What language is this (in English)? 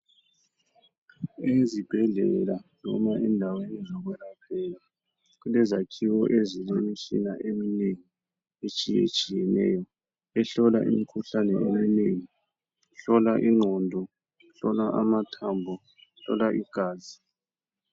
North Ndebele